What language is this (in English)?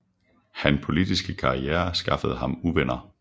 Danish